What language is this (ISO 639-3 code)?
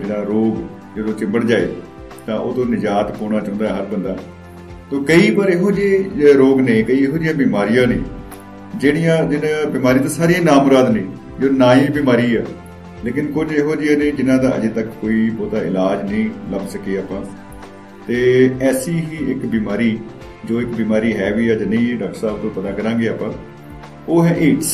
pan